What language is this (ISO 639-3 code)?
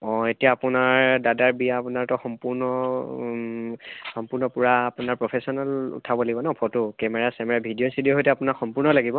asm